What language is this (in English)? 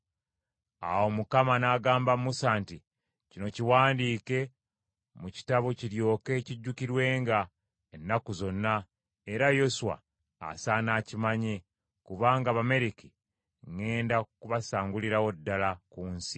Ganda